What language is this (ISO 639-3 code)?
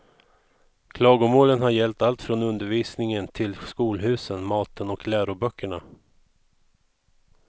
swe